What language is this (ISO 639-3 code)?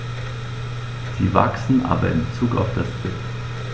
deu